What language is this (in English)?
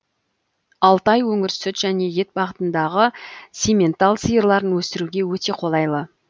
Kazakh